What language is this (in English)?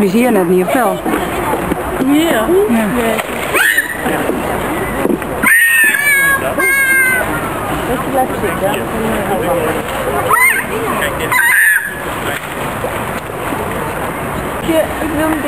Dutch